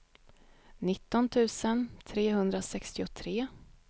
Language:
Swedish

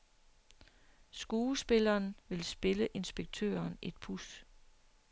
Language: Danish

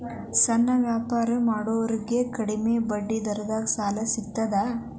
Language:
Kannada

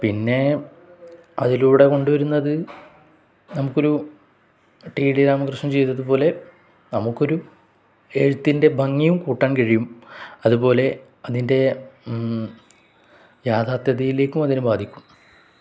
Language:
Malayalam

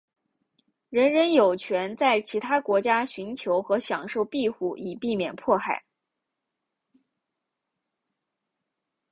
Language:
Chinese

